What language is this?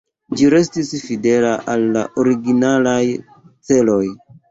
Esperanto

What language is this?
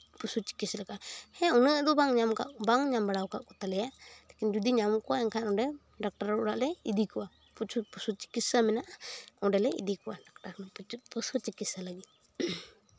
Santali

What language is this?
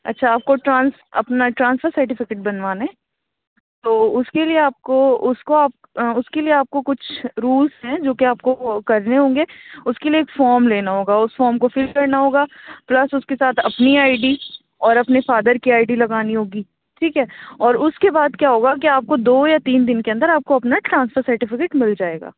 Urdu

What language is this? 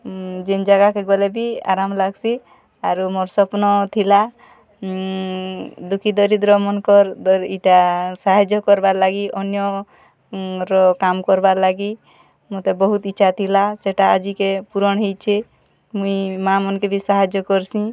Odia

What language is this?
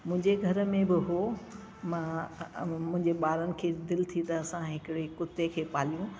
Sindhi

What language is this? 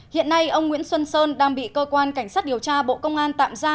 Vietnamese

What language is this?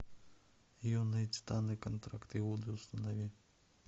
Russian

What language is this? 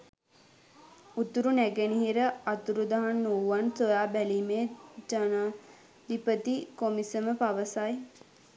Sinhala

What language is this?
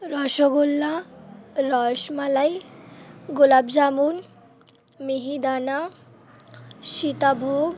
Bangla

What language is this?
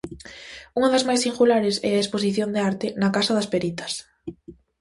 Galician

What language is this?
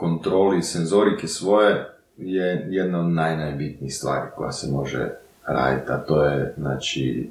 Croatian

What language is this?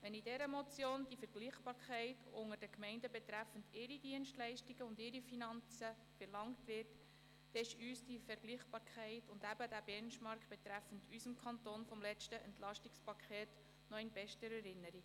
Swiss German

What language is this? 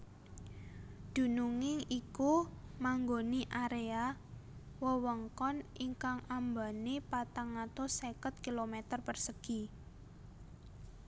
Javanese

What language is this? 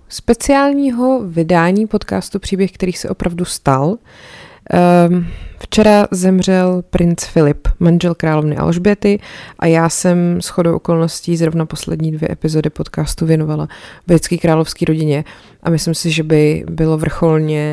Czech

